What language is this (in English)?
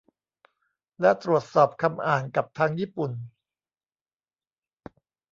Thai